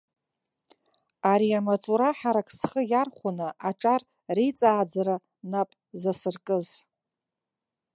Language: Abkhazian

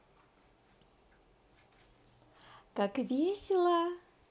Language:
Russian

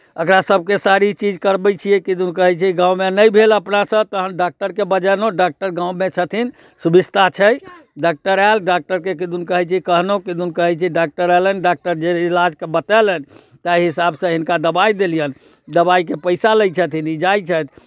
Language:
Maithili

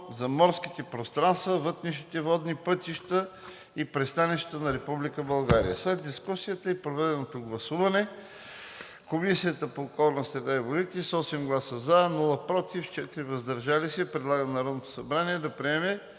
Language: Bulgarian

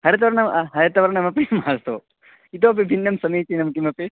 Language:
Sanskrit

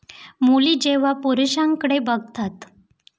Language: Marathi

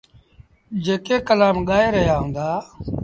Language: Sindhi Bhil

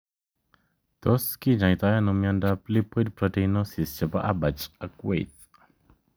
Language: Kalenjin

